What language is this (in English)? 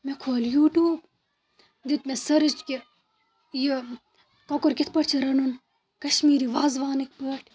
Kashmiri